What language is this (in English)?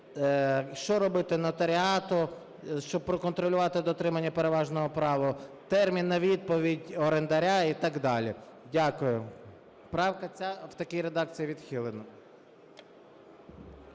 Ukrainian